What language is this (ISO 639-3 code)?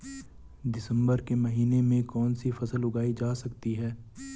hin